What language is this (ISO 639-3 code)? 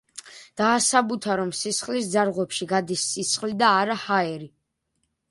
kat